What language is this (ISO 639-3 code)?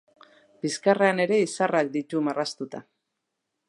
eus